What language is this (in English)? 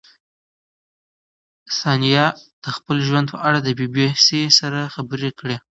Pashto